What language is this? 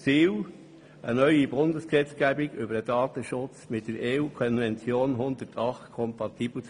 Swiss German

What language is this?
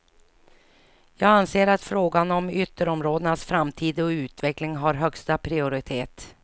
Swedish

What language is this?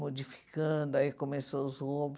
Portuguese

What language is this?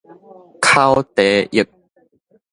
Min Nan Chinese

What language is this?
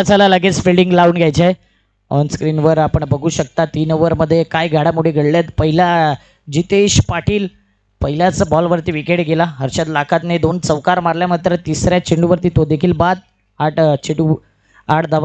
Marathi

